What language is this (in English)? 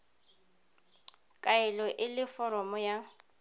Tswana